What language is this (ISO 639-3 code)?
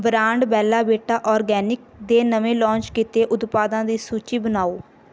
pan